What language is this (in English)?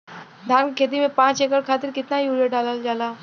Bhojpuri